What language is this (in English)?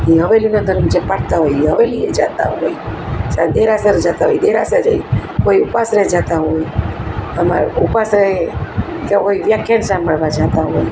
Gujarati